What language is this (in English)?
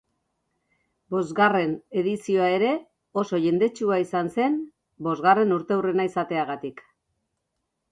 Basque